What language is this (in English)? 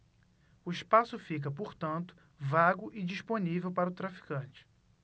Portuguese